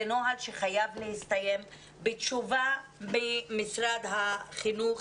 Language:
Hebrew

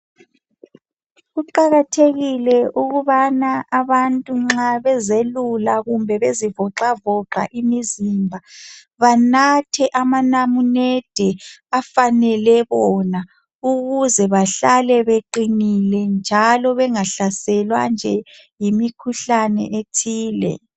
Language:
North Ndebele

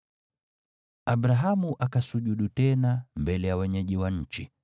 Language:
Swahili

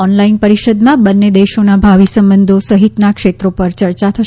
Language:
Gujarati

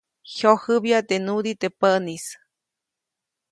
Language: Copainalá Zoque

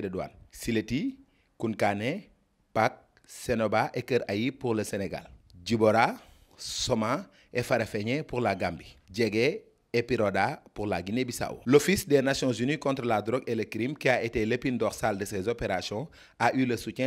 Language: French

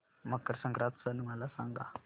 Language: Marathi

